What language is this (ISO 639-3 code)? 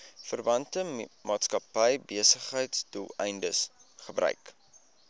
afr